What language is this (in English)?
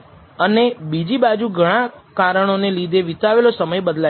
Gujarati